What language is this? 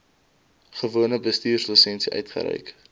Afrikaans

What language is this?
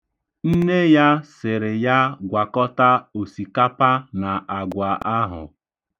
Igbo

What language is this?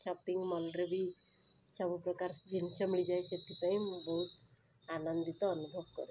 Odia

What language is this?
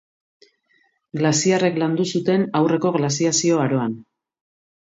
Basque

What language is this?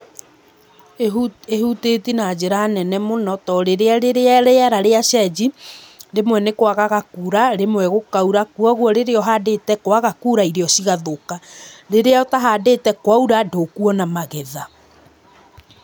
Kikuyu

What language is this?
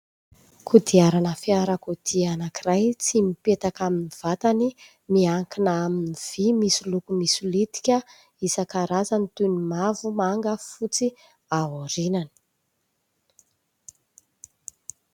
Malagasy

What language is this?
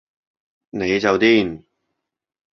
Cantonese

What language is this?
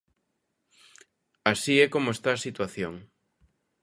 Galician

